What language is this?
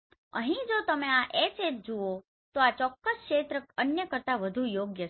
Gujarati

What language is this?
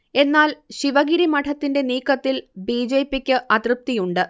Malayalam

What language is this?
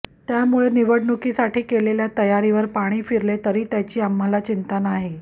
Marathi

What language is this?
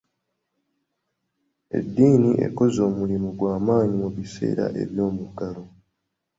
Ganda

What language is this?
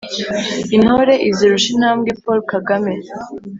Kinyarwanda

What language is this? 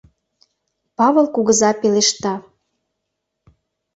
Mari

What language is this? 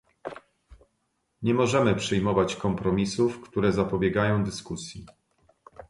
Polish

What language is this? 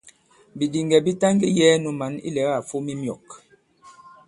Bankon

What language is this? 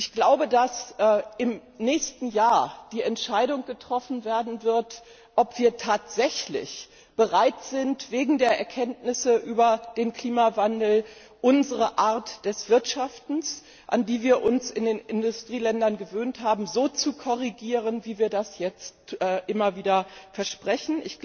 German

